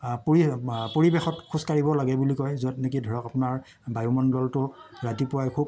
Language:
Assamese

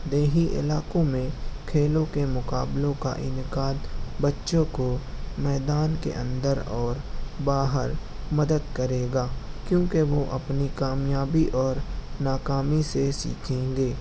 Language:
Urdu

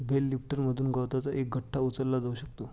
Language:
Marathi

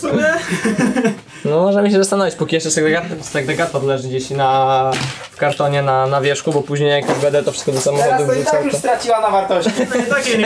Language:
Polish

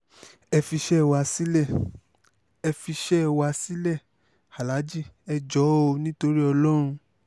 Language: Yoruba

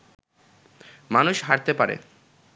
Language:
Bangla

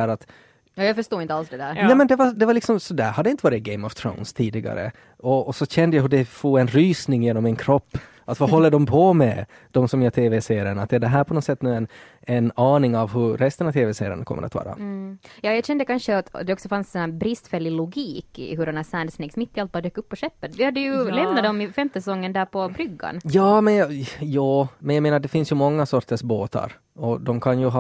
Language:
Swedish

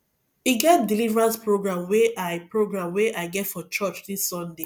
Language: Nigerian Pidgin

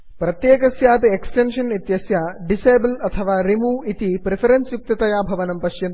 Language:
Sanskrit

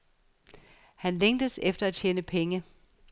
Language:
Danish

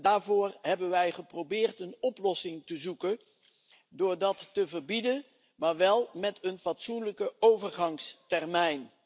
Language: Dutch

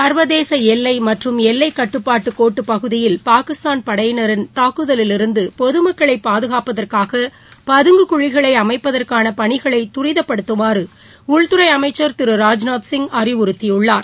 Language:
Tamil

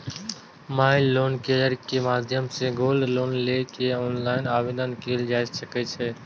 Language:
Maithili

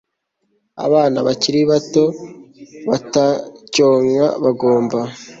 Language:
Kinyarwanda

